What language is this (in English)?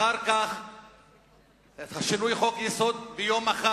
Hebrew